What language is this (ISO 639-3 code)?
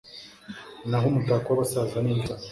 kin